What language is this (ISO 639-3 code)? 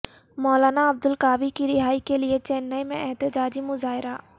urd